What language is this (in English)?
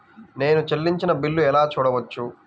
Telugu